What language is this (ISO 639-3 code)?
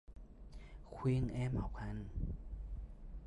vie